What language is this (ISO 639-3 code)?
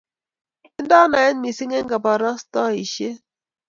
kln